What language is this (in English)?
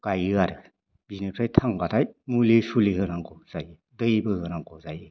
Bodo